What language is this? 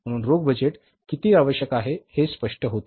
Marathi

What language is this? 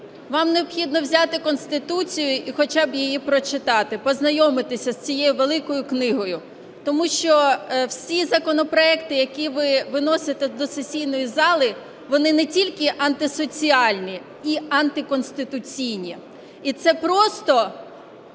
Ukrainian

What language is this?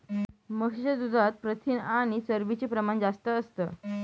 Marathi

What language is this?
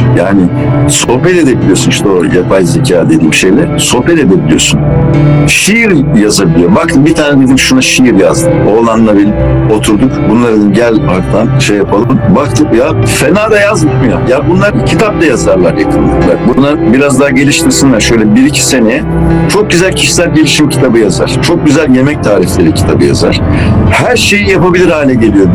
Turkish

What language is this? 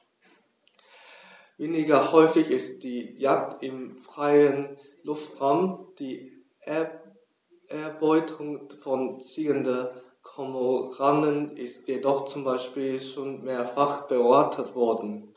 German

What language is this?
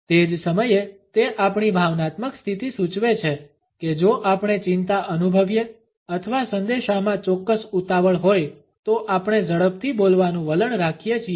Gujarati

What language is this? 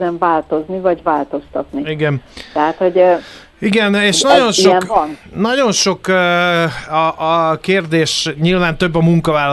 Hungarian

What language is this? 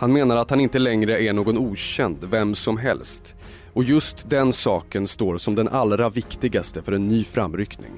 Swedish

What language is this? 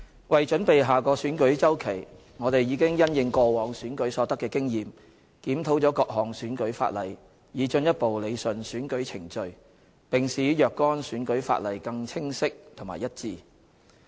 Cantonese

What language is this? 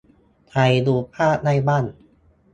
Thai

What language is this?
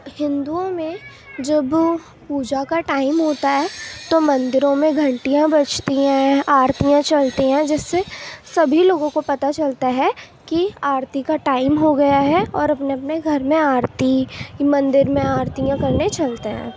Urdu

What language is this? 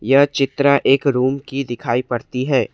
Hindi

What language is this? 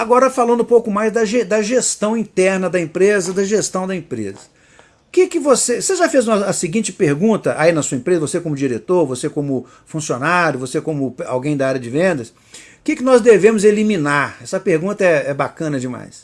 Portuguese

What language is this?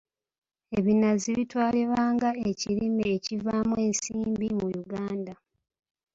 Ganda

